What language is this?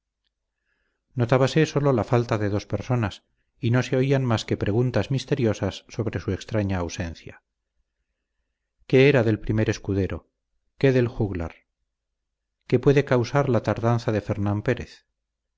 Spanish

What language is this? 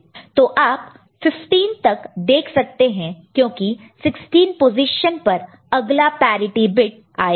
Hindi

